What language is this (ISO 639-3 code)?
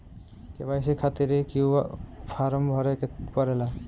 bho